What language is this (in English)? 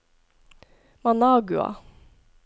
Norwegian